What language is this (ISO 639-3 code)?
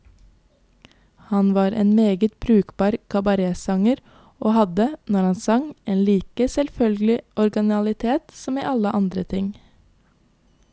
nor